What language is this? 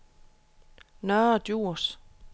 Danish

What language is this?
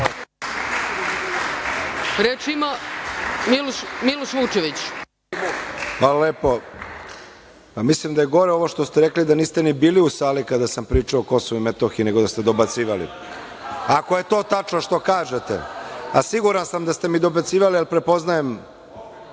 Serbian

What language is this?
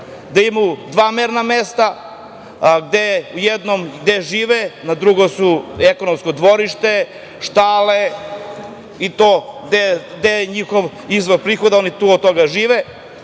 Serbian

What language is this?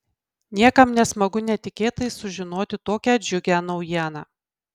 Lithuanian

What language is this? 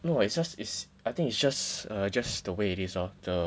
English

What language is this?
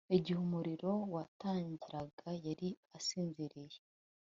Kinyarwanda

